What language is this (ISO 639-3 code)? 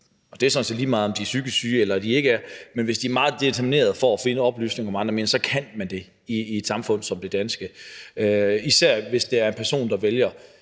dan